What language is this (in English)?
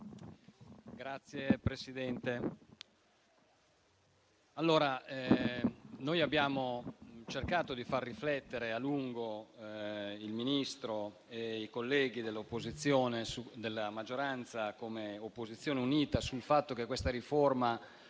Italian